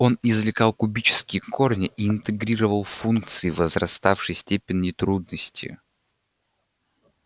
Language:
Russian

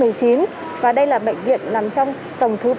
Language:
Vietnamese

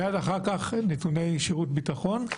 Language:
Hebrew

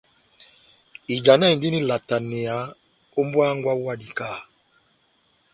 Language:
Batanga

